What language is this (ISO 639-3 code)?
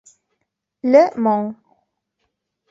ita